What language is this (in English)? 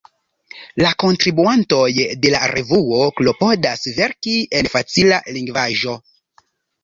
Esperanto